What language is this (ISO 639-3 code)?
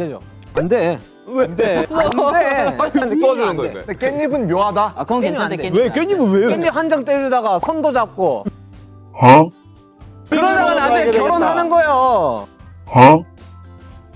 kor